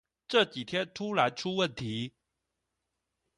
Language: Chinese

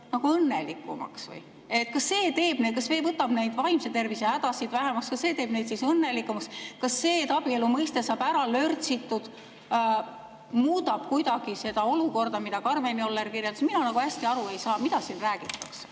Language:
Estonian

